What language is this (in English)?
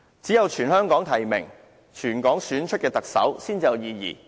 Cantonese